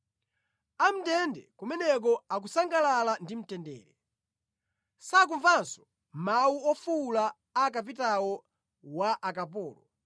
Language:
Nyanja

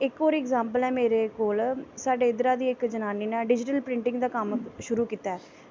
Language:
Dogri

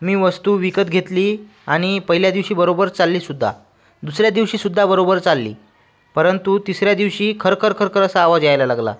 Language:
Marathi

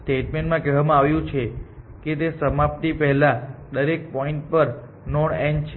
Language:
Gujarati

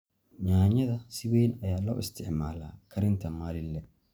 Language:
Somali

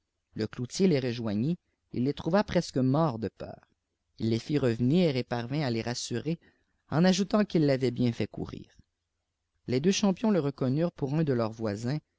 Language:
French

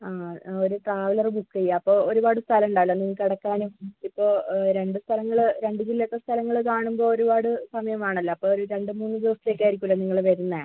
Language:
Malayalam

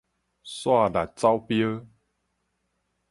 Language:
Min Nan Chinese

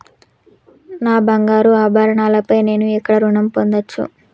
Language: Telugu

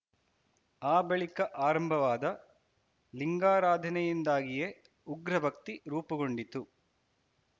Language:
Kannada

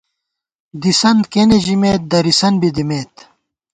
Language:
Gawar-Bati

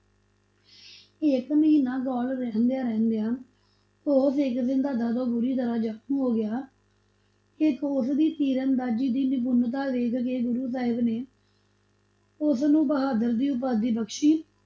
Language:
Punjabi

